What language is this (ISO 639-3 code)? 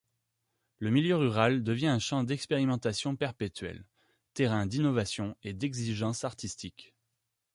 fra